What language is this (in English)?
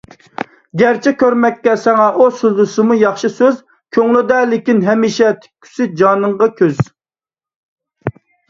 Uyghur